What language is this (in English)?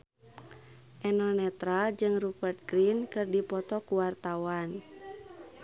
Sundanese